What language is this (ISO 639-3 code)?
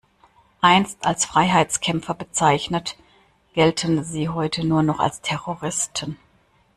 deu